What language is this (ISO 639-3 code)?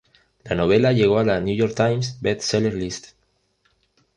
spa